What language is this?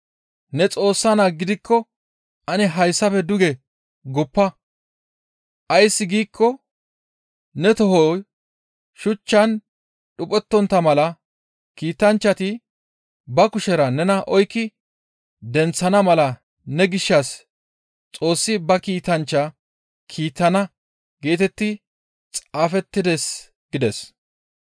Gamo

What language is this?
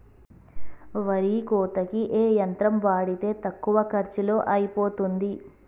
Telugu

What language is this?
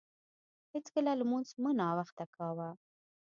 Pashto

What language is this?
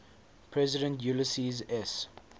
English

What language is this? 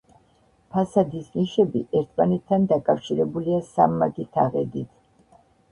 Georgian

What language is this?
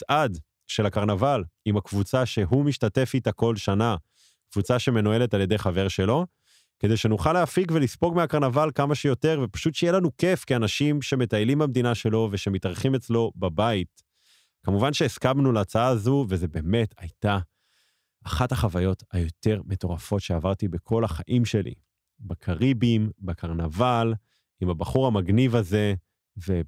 Hebrew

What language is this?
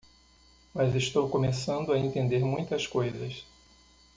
Portuguese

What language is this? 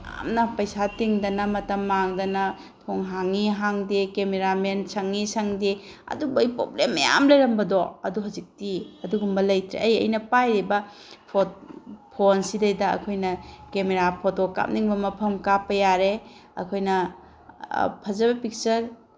Manipuri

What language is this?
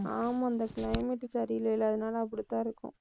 Tamil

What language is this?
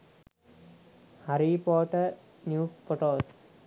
Sinhala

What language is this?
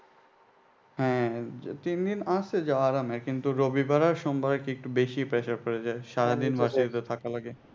Bangla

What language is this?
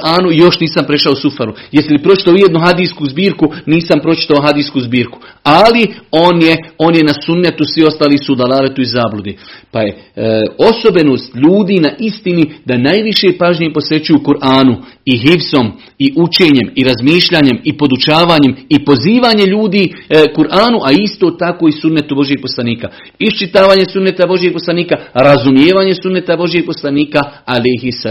Croatian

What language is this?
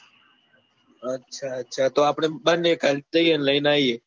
Gujarati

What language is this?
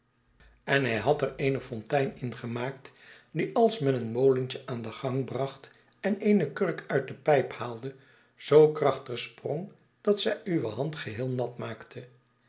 Dutch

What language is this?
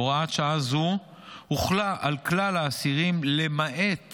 Hebrew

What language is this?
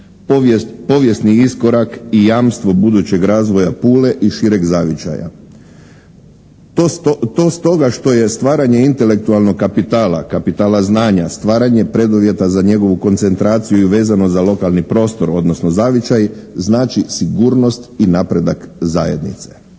Croatian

